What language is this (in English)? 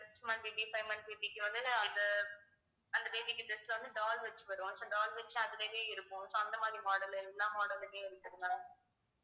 Tamil